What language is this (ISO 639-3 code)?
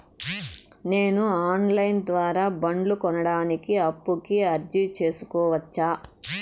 tel